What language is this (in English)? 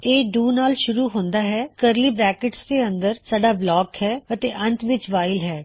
Punjabi